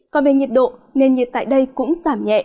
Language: Vietnamese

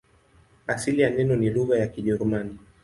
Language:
Swahili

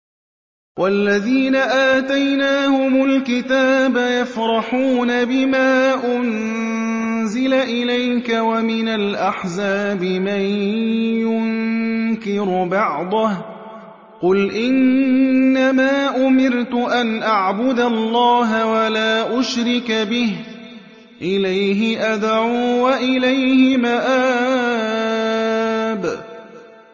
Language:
Arabic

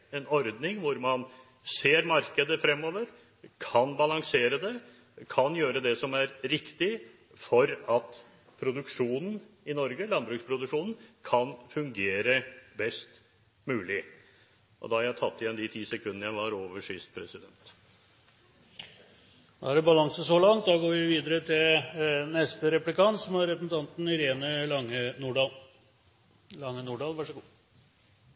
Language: Norwegian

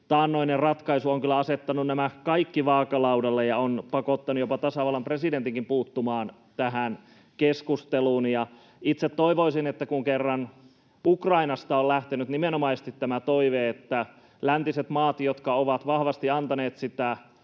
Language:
Finnish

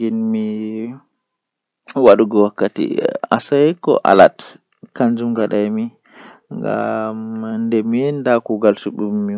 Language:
Western Niger Fulfulde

